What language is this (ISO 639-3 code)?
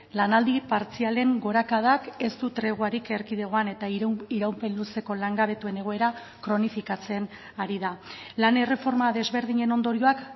eus